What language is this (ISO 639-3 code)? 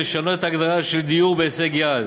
heb